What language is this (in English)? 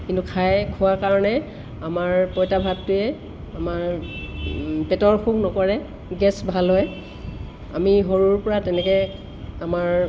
Assamese